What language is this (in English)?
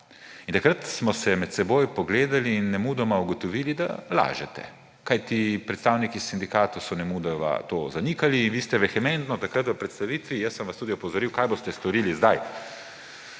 Slovenian